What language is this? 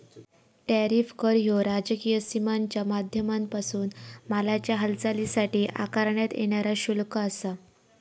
Marathi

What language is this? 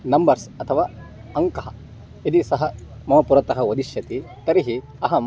Sanskrit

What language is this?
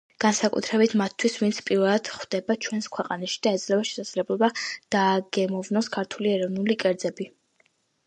Georgian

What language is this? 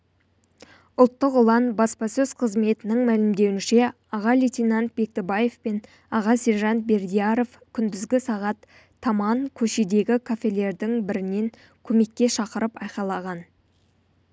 Kazakh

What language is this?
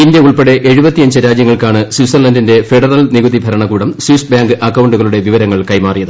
Malayalam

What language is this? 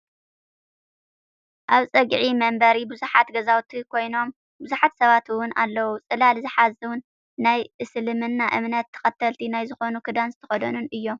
Tigrinya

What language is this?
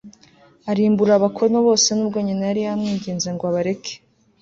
Kinyarwanda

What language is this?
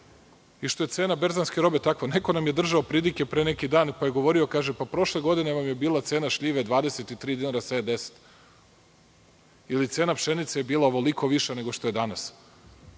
Serbian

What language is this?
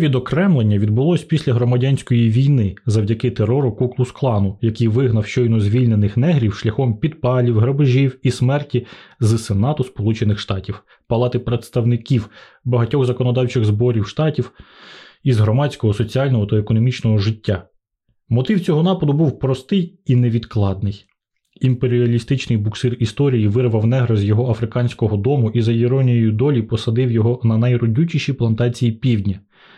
Ukrainian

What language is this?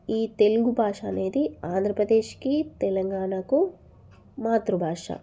Telugu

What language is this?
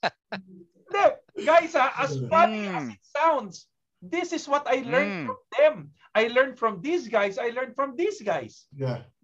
Filipino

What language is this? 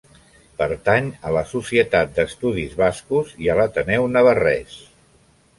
Catalan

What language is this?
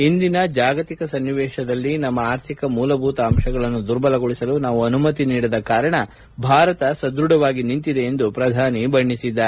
Kannada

